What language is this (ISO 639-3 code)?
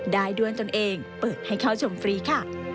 tha